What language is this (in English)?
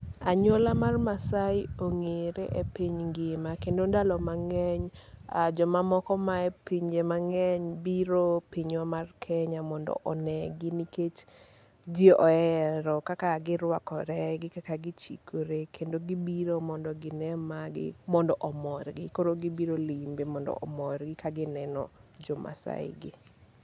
Luo (Kenya and Tanzania)